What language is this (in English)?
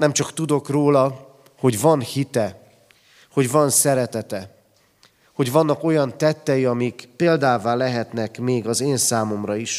Hungarian